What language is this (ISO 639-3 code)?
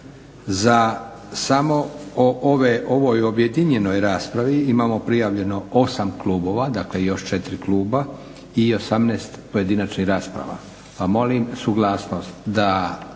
hrv